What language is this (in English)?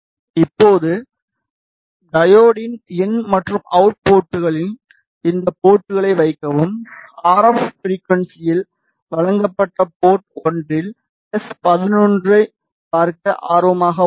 Tamil